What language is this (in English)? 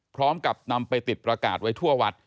Thai